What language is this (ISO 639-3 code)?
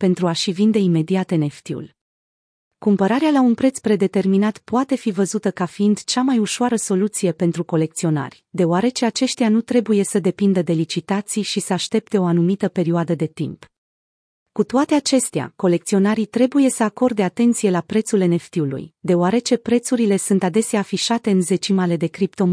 ron